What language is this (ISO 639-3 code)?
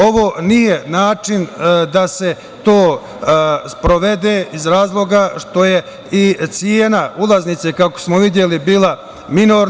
srp